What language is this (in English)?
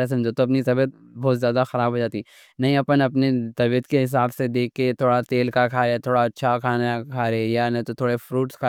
Deccan